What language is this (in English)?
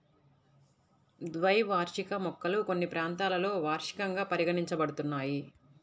Telugu